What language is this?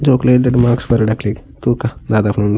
Tulu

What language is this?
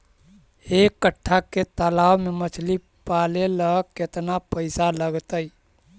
Magahi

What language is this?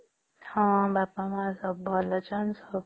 Odia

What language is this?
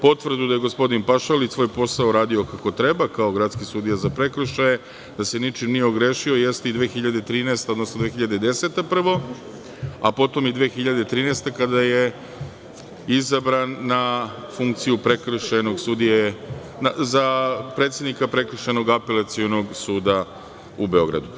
Serbian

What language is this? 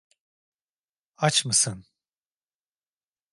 Turkish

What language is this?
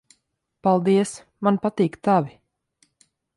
Latvian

